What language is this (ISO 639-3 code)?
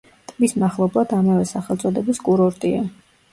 kat